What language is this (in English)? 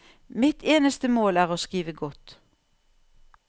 Norwegian